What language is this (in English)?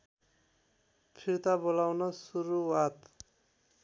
Nepali